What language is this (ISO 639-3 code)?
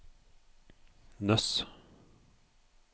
nor